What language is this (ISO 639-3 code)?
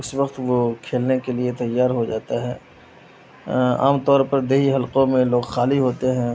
urd